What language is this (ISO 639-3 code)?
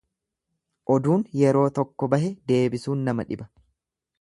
orm